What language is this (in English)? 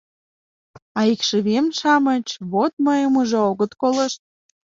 Mari